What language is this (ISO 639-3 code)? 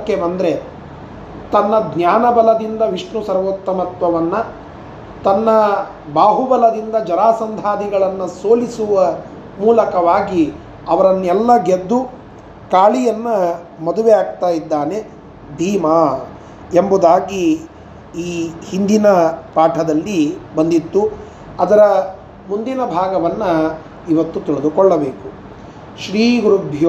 kan